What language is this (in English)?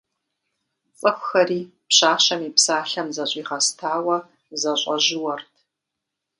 Kabardian